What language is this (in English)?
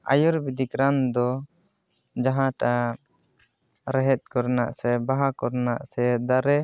Santali